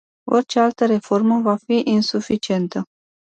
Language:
Romanian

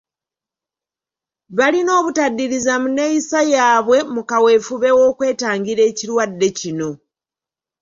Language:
Ganda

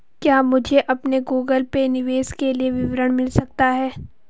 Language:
Hindi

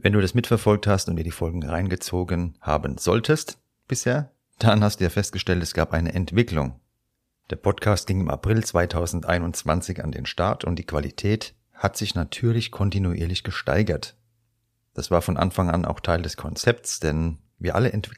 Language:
German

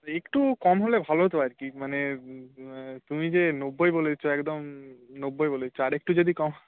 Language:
Bangla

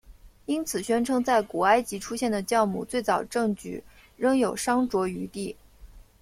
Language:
Chinese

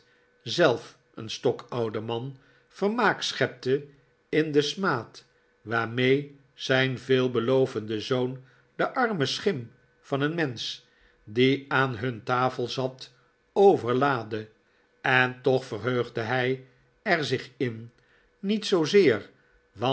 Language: Dutch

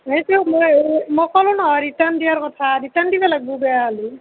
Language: Assamese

